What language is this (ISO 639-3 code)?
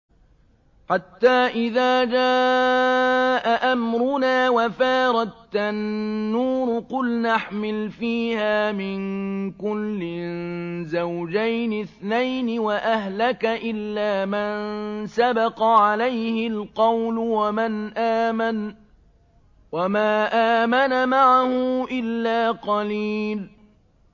ara